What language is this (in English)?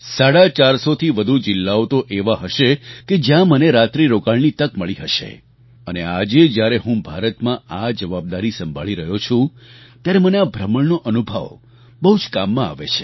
Gujarati